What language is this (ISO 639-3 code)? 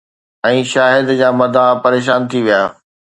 snd